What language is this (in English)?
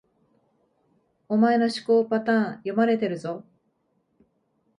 Japanese